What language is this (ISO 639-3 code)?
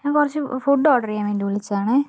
mal